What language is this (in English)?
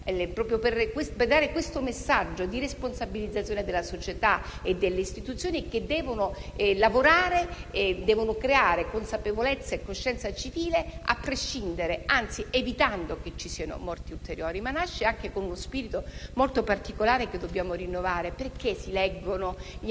Italian